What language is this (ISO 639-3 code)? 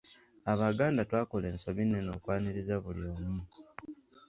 lug